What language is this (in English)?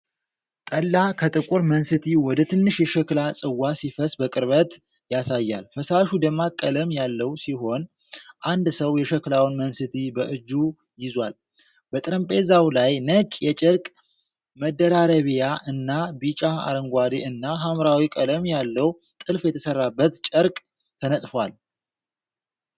Amharic